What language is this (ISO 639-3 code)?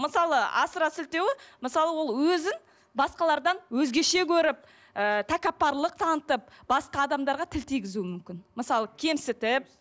kaz